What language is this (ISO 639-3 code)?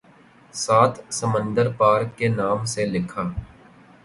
urd